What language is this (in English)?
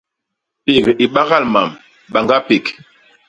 Basaa